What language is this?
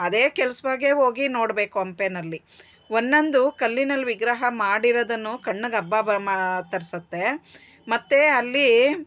Kannada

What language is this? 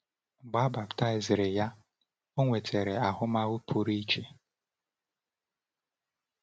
Igbo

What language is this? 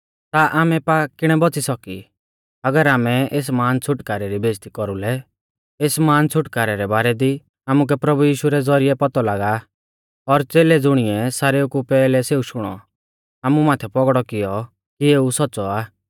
Mahasu Pahari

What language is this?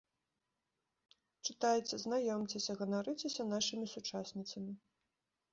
Belarusian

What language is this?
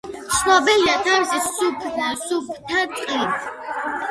Georgian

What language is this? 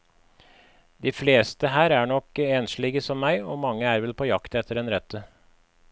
Norwegian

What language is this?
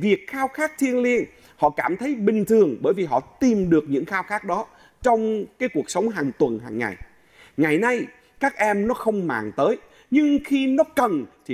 Vietnamese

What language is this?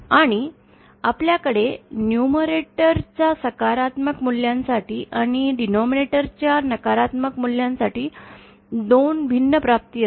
Marathi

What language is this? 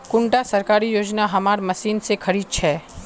Magahi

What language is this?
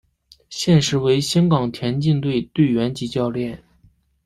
Chinese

